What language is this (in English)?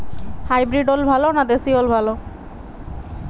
Bangla